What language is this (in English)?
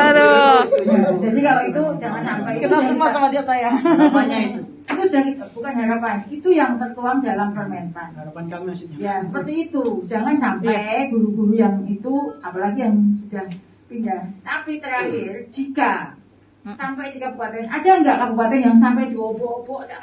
Indonesian